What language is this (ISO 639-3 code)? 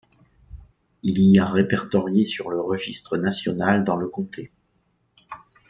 fra